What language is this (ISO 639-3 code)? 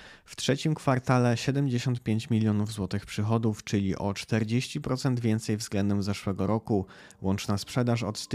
pol